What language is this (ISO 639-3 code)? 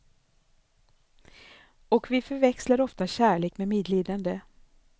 swe